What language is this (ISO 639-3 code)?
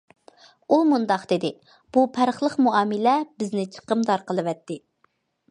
uig